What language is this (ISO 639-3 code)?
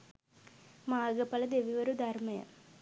sin